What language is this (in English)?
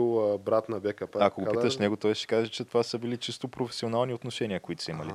Bulgarian